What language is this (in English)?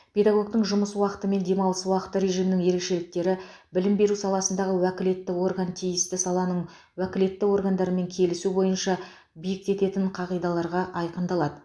Kazakh